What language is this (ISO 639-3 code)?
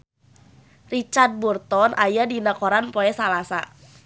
sun